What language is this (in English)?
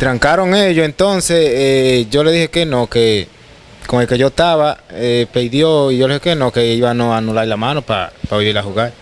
Spanish